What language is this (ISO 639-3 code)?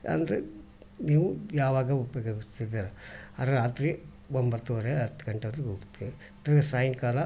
kan